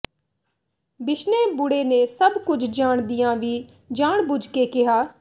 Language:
Punjabi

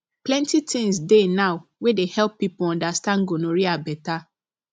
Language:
Nigerian Pidgin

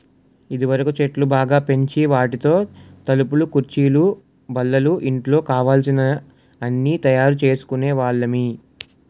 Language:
Telugu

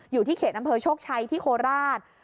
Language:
Thai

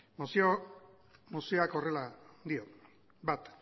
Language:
Basque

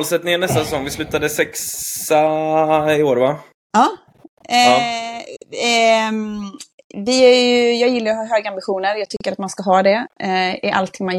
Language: Swedish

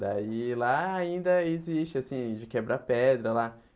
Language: Portuguese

